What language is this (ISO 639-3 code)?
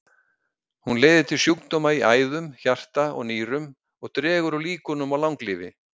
isl